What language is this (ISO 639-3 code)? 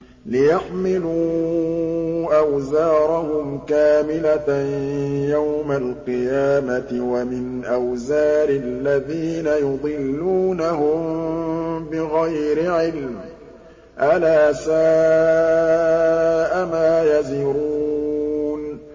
ara